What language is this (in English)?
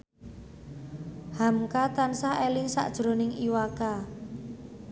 Javanese